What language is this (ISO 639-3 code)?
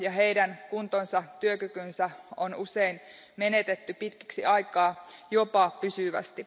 fin